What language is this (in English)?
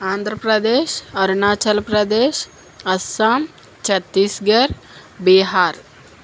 Telugu